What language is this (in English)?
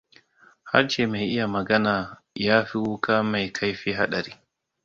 Hausa